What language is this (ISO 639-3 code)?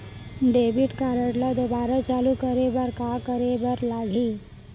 hne